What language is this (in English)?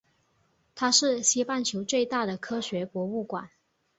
Chinese